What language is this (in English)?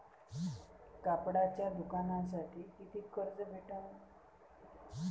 Marathi